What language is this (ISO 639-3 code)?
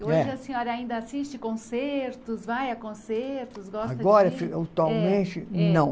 por